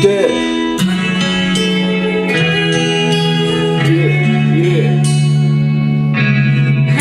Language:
Bulgarian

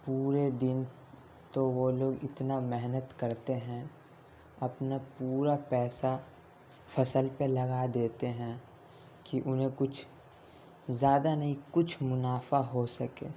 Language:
Urdu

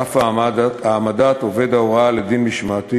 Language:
Hebrew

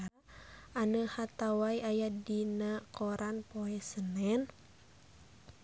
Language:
Sundanese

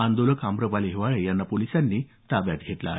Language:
Marathi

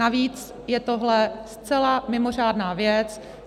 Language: Czech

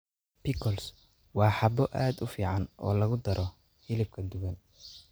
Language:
Somali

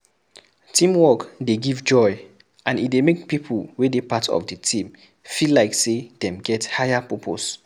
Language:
Nigerian Pidgin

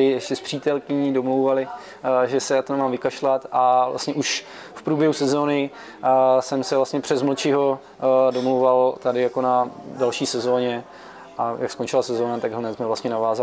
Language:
Czech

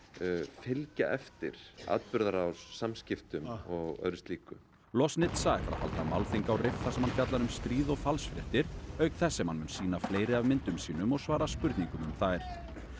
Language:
Icelandic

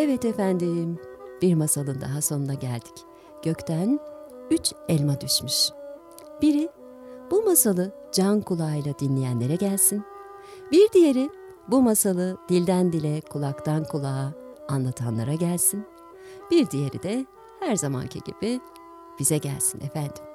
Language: Turkish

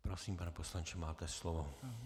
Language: Czech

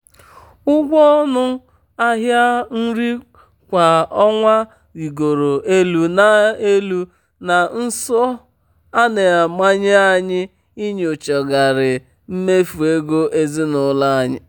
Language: Igbo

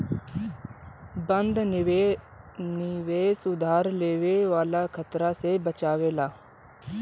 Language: Bhojpuri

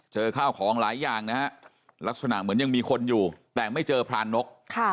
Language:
Thai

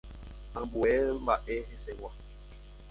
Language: Guarani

